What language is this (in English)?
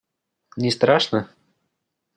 Russian